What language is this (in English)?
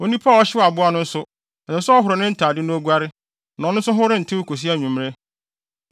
Akan